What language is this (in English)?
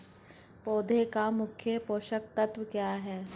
Hindi